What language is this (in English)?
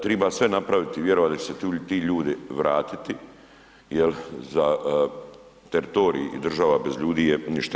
Croatian